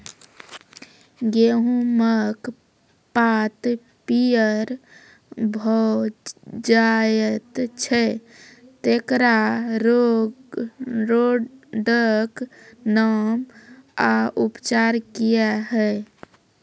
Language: Maithili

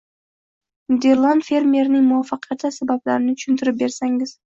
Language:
Uzbek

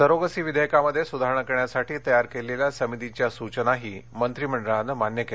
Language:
Marathi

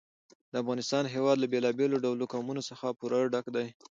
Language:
Pashto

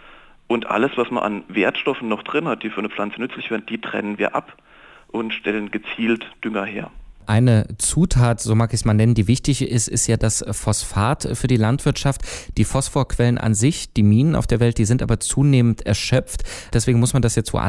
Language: German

